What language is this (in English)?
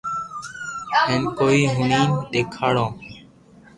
Loarki